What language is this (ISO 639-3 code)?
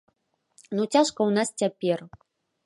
bel